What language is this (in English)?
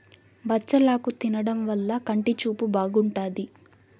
Telugu